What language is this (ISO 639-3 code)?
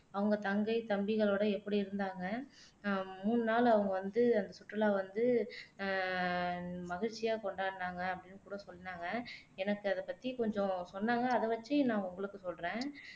tam